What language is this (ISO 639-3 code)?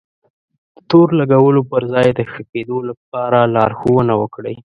pus